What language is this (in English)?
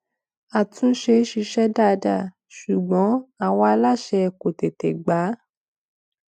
Yoruba